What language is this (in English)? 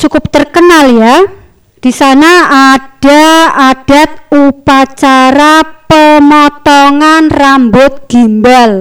Indonesian